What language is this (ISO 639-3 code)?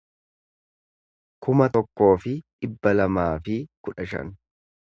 orm